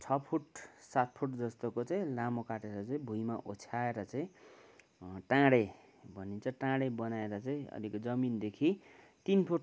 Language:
Nepali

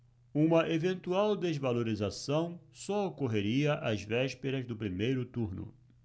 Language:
Portuguese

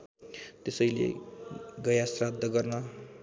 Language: Nepali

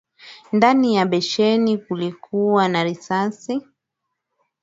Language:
Swahili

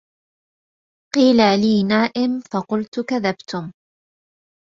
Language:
Arabic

